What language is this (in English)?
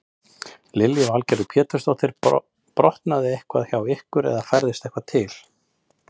Icelandic